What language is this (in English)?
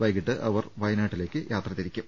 Malayalam